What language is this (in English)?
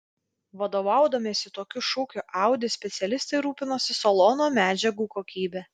Lithuanian